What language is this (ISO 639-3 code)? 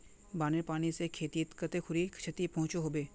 mag